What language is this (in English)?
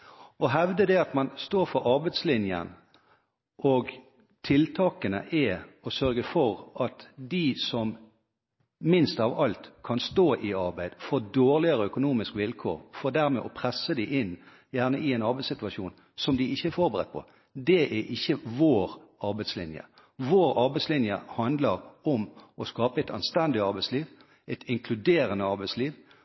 Norwegian Bokmål